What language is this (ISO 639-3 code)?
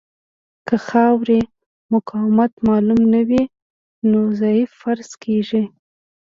pus